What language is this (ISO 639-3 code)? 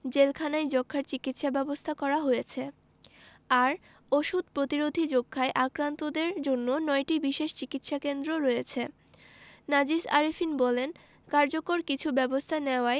ben